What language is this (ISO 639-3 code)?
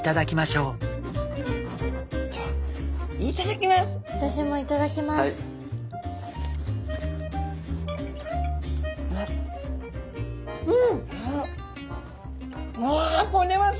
jpn